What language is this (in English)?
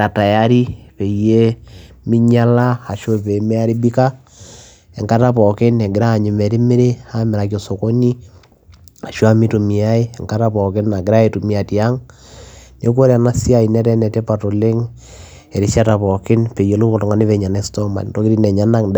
Masai